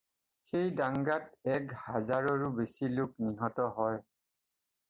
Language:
Assamese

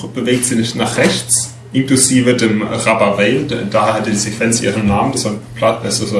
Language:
German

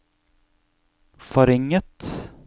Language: Norwegian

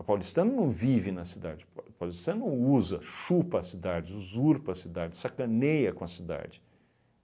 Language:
Portuguese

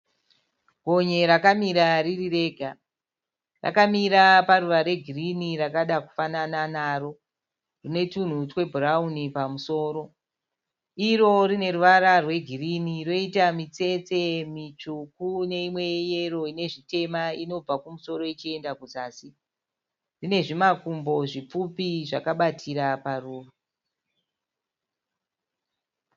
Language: Shona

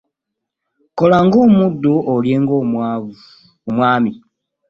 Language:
Ganda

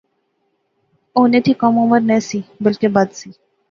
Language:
Pahari-Potwari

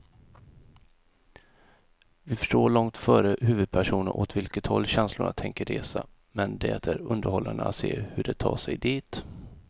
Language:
Swedish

